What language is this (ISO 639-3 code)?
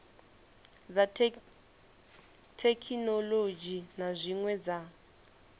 ven